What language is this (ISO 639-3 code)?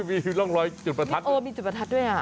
tha